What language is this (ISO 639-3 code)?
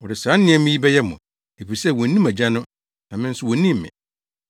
aka